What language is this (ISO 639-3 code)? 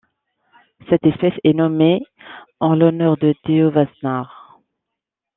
fra